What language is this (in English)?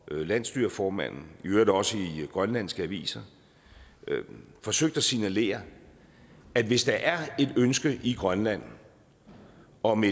Danish